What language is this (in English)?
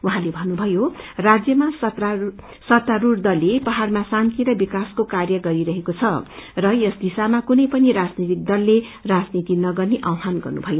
Nepali